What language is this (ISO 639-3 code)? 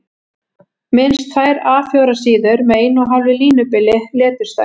isl